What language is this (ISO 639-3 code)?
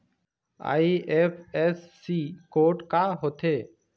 hne